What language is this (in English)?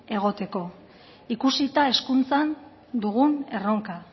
Basque